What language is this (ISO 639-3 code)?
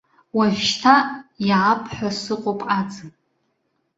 abk